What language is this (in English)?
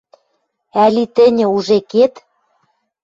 Western Mari